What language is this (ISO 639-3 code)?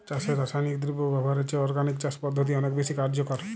ben